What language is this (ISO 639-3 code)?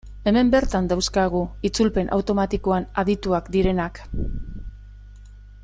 eus